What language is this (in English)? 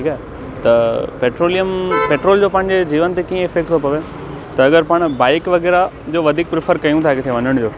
Sindhi